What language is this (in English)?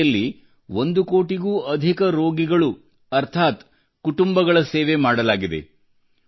Kannada